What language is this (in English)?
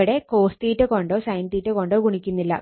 Malayalam